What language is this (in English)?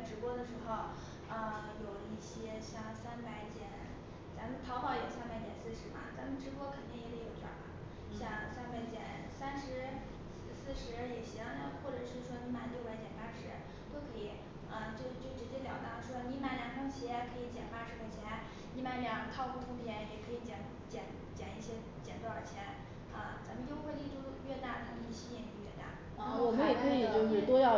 Chinese